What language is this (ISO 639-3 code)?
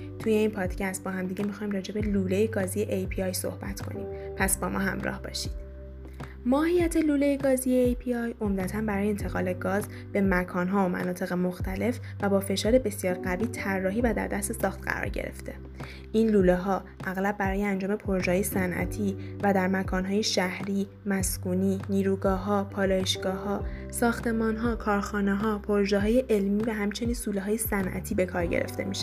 fas